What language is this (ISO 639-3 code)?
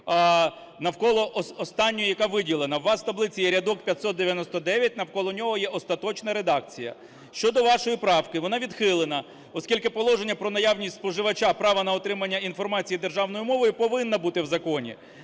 ukr